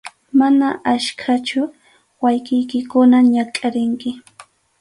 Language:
Arequipa-La Unión Quechua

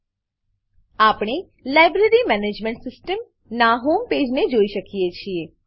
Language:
Gujarati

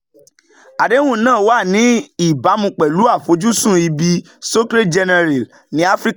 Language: Yoruba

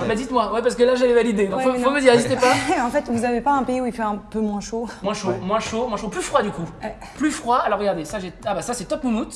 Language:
French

